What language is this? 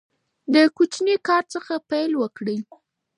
Pashto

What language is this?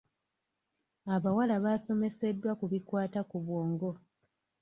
Ganda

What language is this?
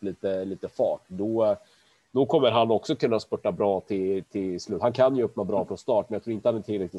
Swedish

